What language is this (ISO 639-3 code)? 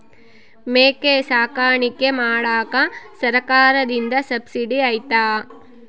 kan